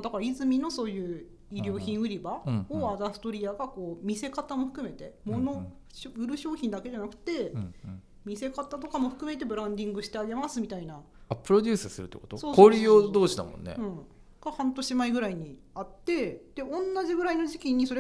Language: Japanese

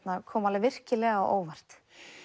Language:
Icelandic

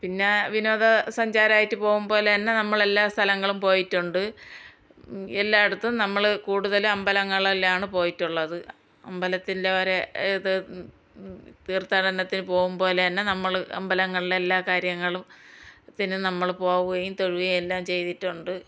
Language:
Malayalam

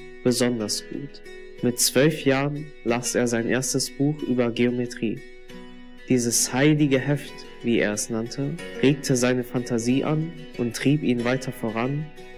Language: German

